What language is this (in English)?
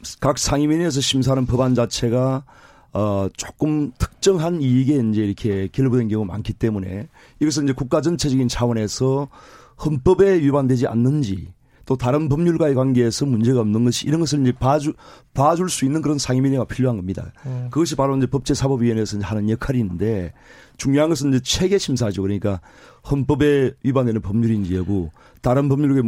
Korean